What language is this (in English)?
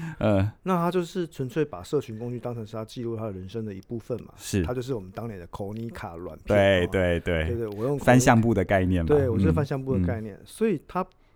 Chinese